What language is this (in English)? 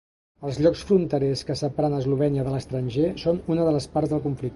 Catalan